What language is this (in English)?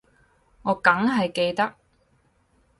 Cantonese